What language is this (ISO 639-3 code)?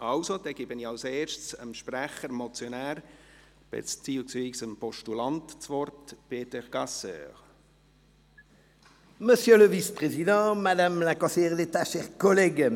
gsw